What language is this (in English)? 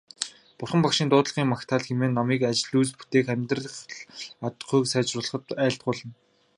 Mongolian